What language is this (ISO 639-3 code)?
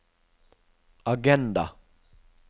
nor